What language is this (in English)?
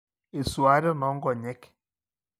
Masai